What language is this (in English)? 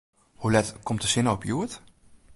Western Frisian